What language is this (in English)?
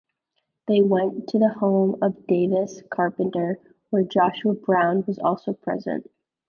English